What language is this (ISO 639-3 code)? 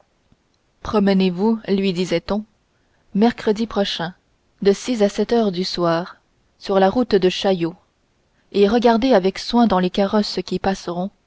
fra